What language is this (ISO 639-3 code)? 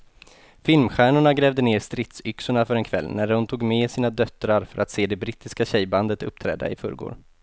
swe